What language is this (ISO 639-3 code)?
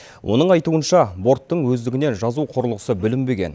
kaz